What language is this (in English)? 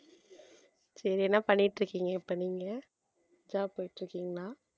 Tamil